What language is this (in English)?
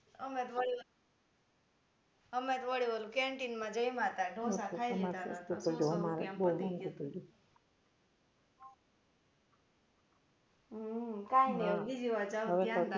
Gujarati